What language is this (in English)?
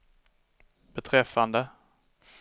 Swedish